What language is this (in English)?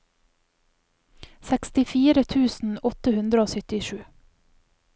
Norwegian